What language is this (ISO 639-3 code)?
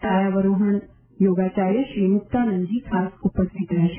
guj